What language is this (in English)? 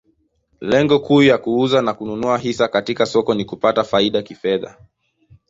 Swahili